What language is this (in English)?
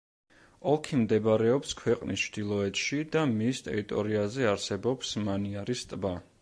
Georgian